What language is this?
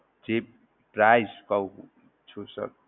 Gujarati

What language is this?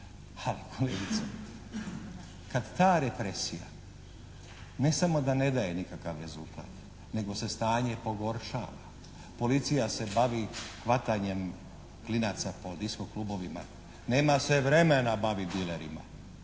Croatian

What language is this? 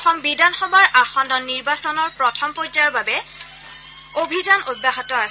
Assamese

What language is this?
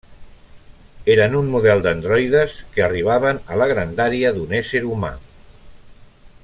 Catalan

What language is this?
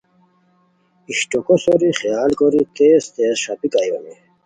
Khowar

